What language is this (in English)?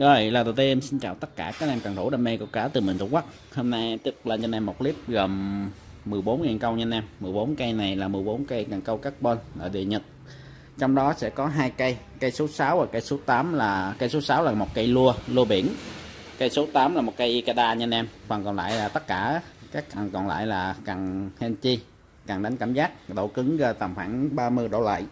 Vietnamese